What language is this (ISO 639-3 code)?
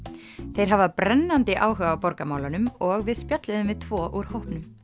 isl